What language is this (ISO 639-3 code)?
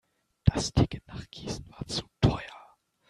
deu